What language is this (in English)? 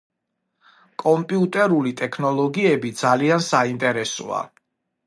Georgian